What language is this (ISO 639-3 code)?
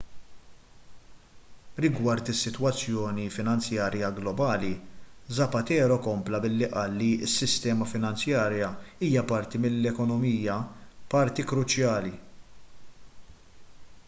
mlt